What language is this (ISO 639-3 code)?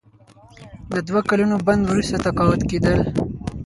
pus